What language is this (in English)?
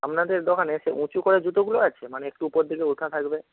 Bangla